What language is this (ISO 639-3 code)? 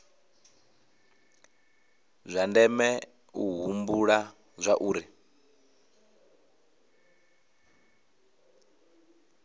ven